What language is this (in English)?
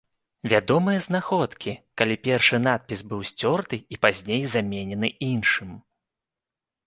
Belarusian